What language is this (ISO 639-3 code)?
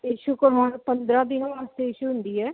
pan